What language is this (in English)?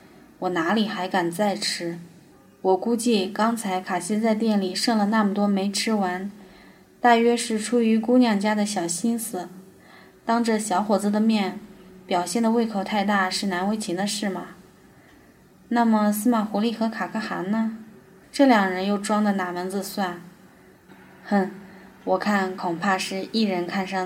Chinese